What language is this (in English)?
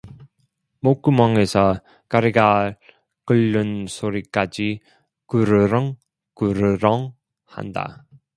Korean